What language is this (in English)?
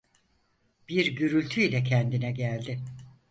Turkish